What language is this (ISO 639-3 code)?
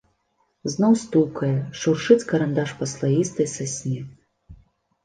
bel